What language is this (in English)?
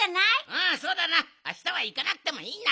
Japanese